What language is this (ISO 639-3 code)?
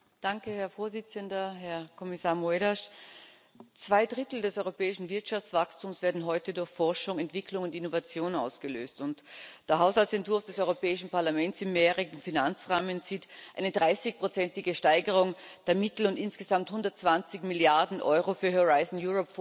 deu